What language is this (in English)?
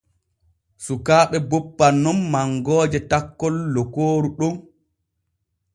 Borgu Fulfulde